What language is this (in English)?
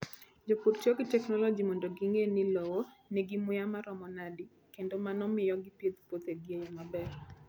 Luo (Kenya and Tanzania)